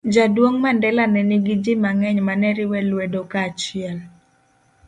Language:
Luo (Kenya and Tanzania)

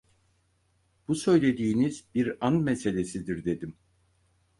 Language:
Turkish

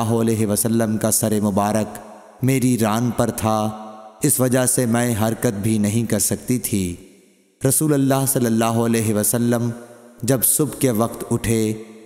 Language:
Urdu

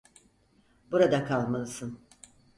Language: Turkish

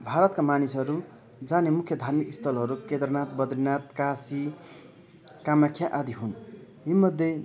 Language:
Nepali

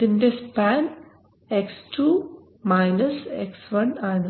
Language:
Malayalam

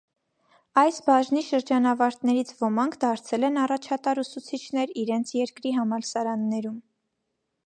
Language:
Armenian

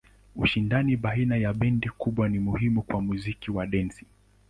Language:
Swahili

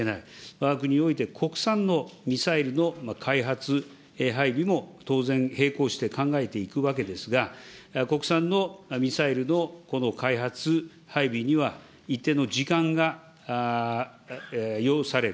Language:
Japanese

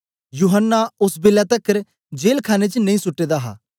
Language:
Dogri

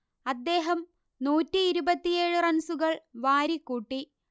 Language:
Malayalam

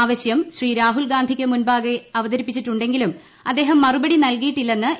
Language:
Malayalam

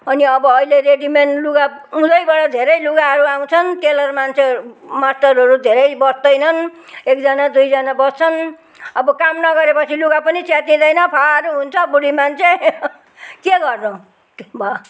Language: Nepali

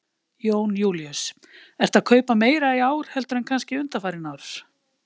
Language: Icelandic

